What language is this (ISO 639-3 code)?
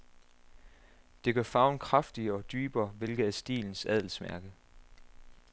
dan